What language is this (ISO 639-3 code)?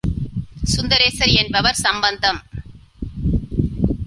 tam